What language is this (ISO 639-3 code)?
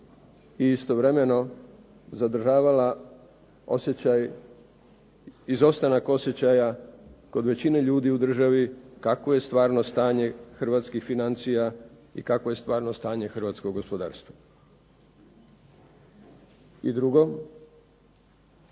hrv